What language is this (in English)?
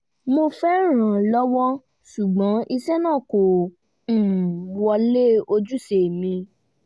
Yoruba